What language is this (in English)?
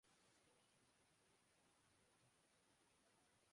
Urdu